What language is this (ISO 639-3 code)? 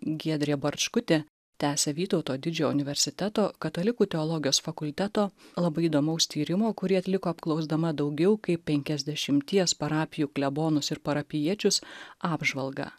lit